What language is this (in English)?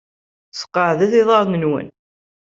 Kabyle